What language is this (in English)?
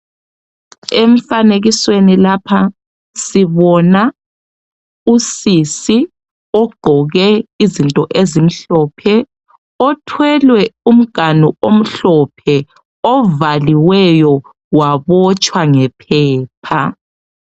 North Ndebele